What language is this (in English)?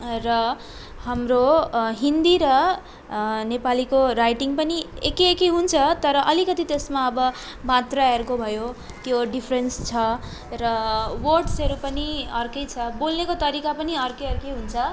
Nepali